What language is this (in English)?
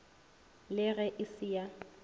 Northern Sotho